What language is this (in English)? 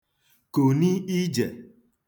Igbo